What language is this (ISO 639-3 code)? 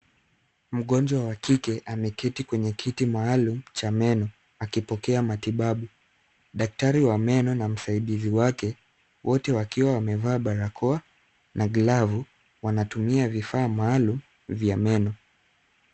swa